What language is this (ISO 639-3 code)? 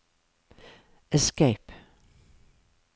nor